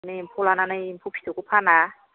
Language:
Bodo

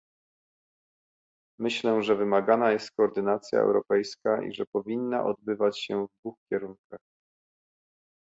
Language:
Polish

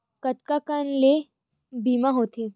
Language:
Chhattisgarhi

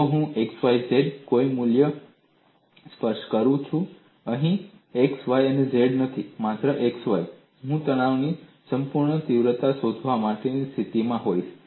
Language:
Gujarati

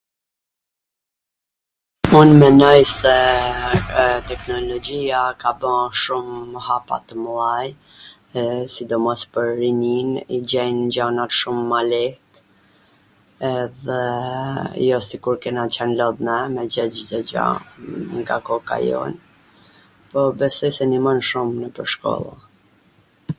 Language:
Gheg Albanian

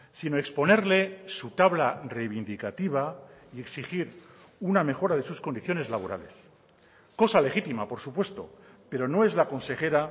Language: Spanish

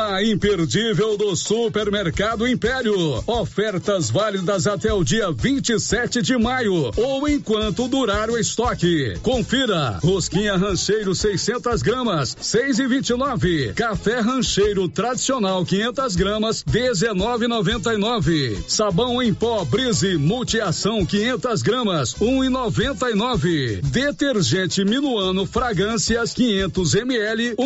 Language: Portuguese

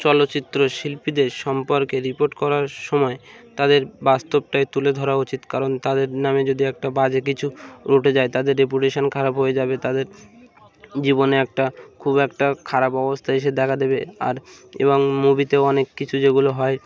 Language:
Bangla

